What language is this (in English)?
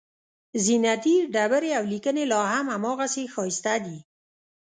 Pashto